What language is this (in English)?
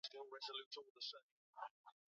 Swahili